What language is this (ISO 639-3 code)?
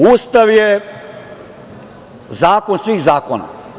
srp